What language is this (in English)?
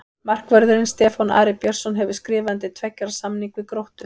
Icelandic